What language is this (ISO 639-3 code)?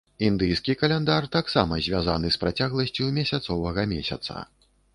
bel